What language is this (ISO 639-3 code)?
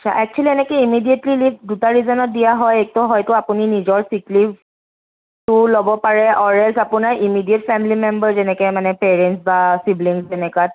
asm